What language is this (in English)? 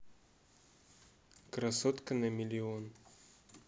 Russian